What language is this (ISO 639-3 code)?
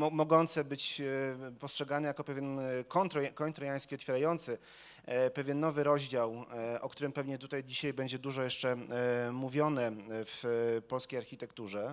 pol